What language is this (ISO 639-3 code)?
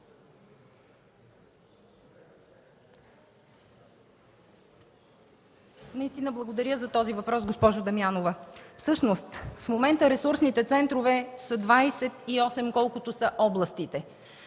bul